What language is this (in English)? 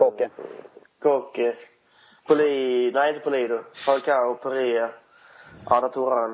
Swedish